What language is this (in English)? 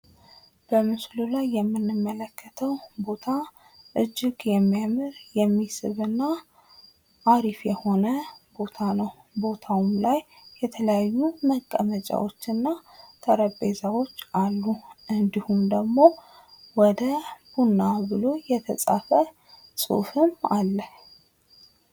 Amharic